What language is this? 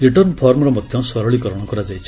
Odia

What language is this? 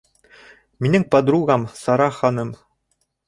Bashkir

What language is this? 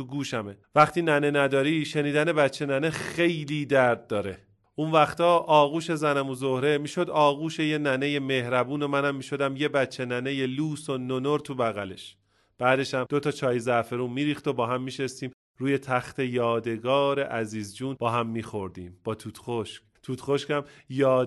Persian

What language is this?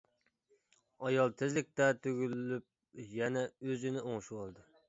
Uyghur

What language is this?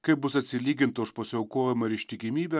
Lithuanian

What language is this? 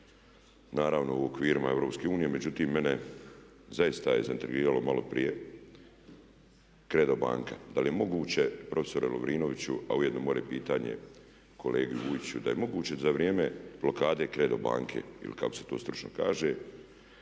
Croatian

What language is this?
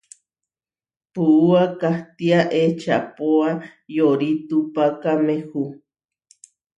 Huarijio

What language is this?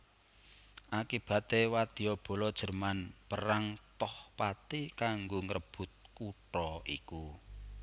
Javanese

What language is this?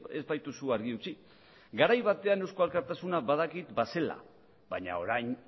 Basque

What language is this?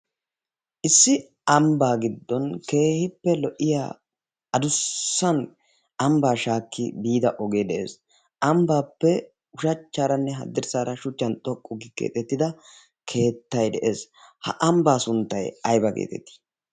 Wolaytta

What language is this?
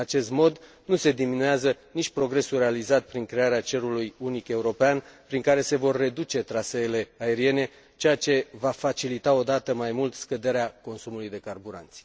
Romanian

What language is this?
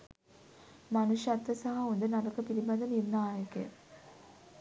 Sinhala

